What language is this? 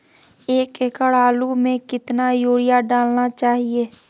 Magahi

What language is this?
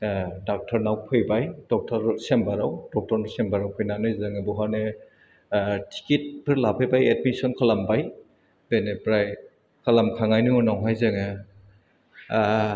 Bodo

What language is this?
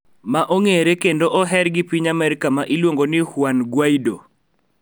Luo (Kenya and Tanzania)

